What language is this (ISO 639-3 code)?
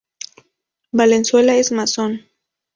spa